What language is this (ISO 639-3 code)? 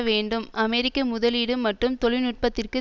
tam